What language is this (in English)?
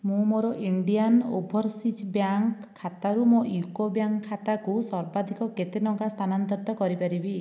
Odia